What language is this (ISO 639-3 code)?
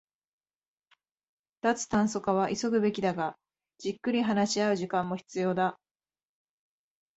jpn